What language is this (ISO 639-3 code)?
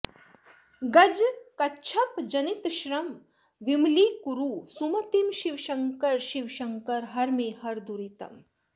san